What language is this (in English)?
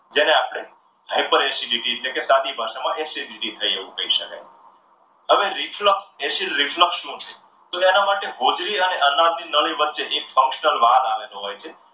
Gujarati